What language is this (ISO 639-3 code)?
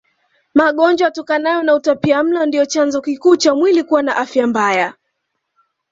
swa